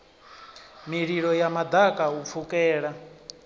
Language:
Venda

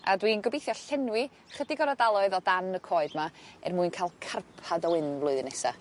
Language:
Welsh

